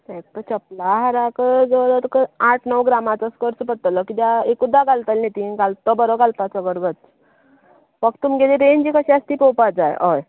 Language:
Konkani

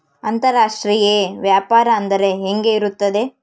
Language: Kannada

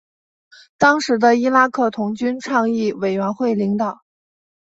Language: Chinese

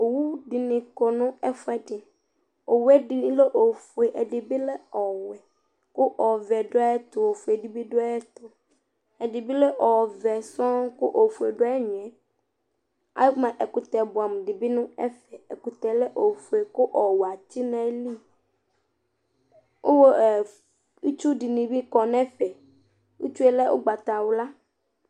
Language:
Ikposo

